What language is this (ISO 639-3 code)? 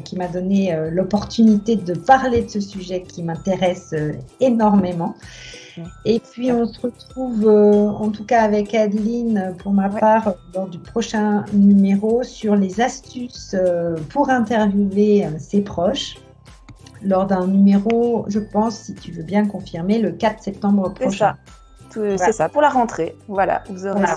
fra